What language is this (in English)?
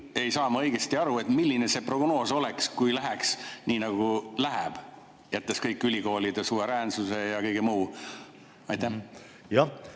Estonian